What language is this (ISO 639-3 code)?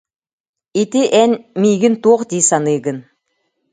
sah